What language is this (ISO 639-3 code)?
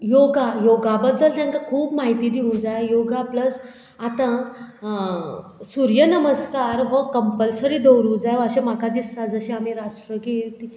kok